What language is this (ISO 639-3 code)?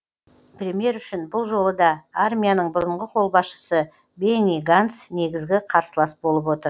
kaz